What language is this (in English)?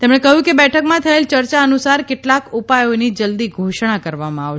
Gujarati